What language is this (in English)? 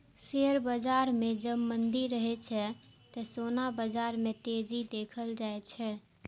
Maithili